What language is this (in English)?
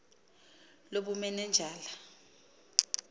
Xhosa